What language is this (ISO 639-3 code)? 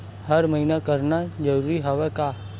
hne